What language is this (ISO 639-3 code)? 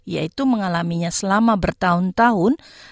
ind